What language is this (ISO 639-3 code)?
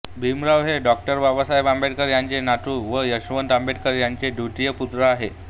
mar